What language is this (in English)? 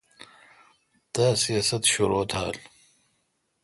Kalkoti